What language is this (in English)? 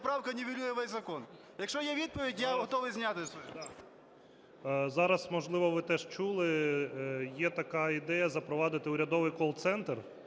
Ukrainian